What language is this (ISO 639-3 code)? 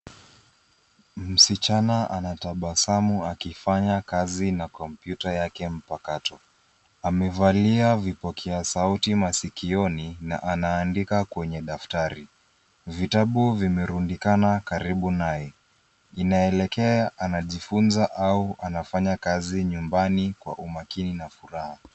swa